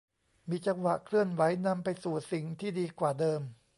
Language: Thai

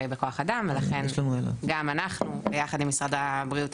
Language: Hebrew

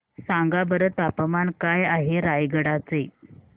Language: Marathi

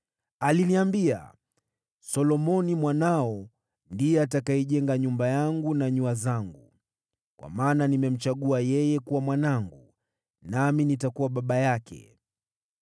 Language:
Swahili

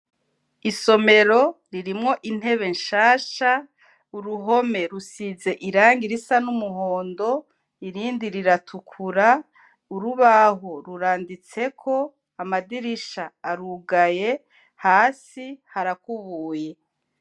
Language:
Rundi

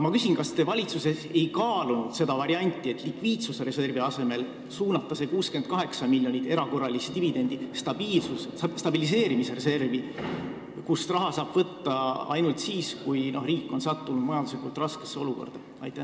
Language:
Estonian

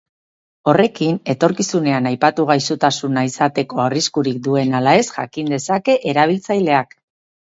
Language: Basque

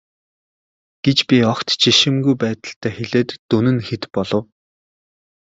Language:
Mongolian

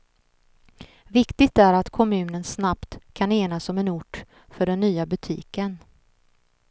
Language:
Swedish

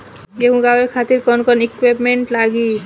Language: Bhojpuri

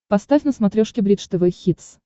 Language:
Russian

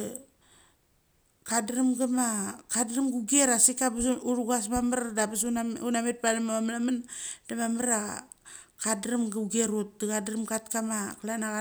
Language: Mali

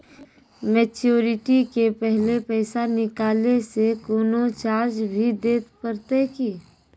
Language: Maithili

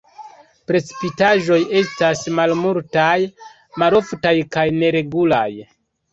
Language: Esperanto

